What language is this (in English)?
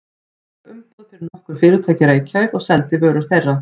Icelandic